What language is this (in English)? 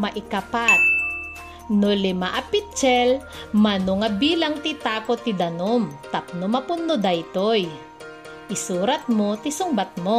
Filipino